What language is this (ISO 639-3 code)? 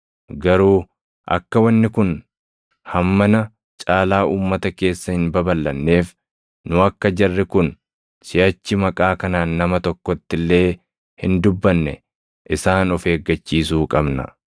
orm